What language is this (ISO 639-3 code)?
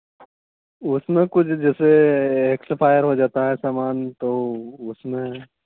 hin